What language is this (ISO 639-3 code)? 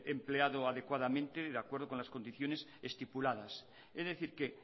spa